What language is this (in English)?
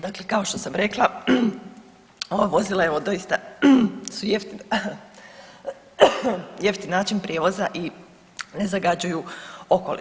Croatian